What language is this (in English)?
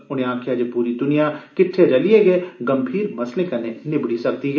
Dogri